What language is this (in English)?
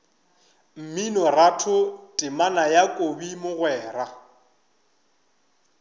Northern Sotho